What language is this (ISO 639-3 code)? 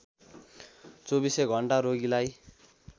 nep